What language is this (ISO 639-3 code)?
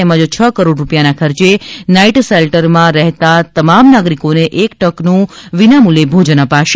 guj